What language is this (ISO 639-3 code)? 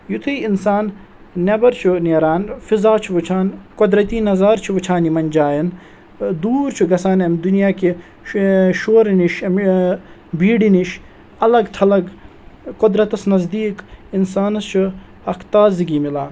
kas